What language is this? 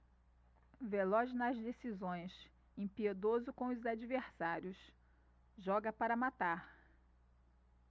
Portuguese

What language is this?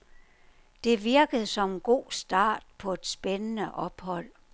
Danish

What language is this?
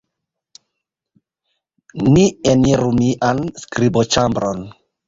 Esperanto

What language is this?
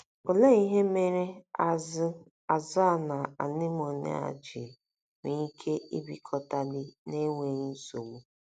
Igbo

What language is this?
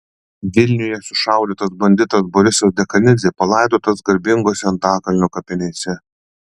Lithuanian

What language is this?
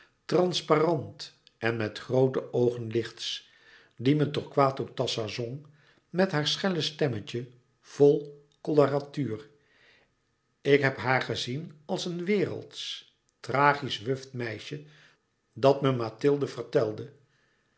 Dutch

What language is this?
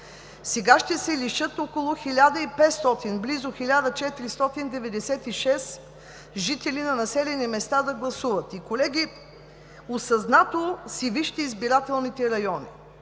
Bulgarian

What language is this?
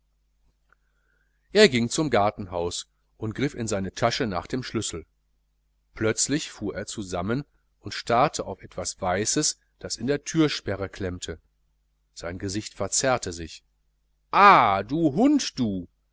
German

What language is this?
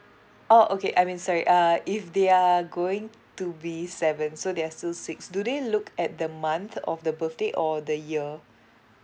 English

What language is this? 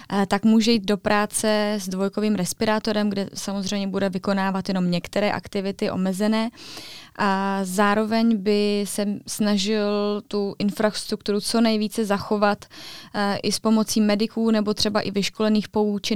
Czech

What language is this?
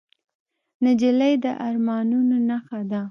Pashto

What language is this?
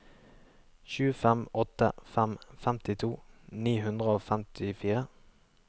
Norwegian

